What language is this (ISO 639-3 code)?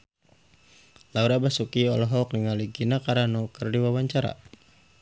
sun